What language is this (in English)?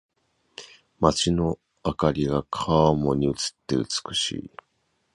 Japanese